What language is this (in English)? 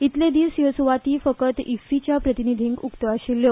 Konkani